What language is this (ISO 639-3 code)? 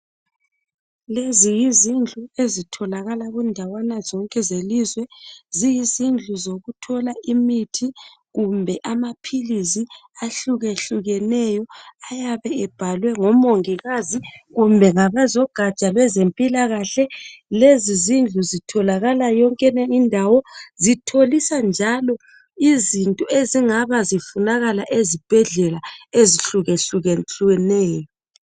nde